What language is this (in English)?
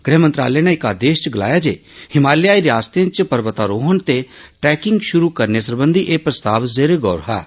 Dogri